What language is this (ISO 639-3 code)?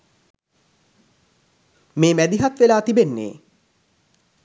sin